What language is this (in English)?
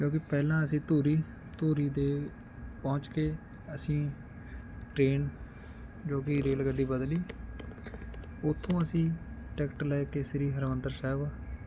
Punjabi